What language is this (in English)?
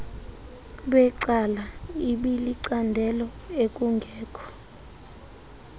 Xhosa